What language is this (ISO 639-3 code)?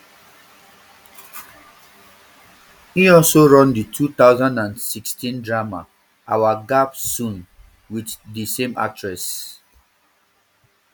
pcm